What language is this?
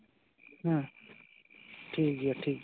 Santali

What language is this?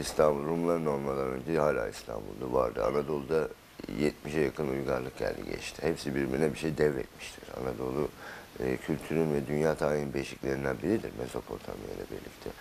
Turkish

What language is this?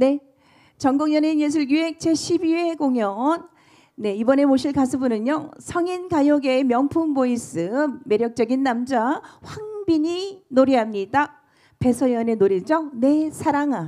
Korean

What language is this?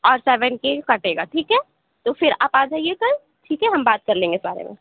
Urdu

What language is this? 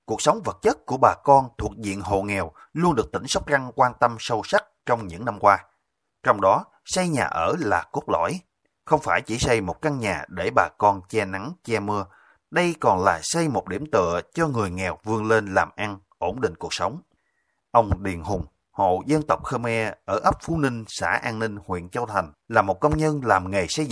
Vietnamese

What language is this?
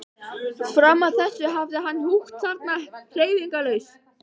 Icelandic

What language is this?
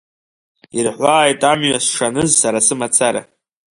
Abkhazian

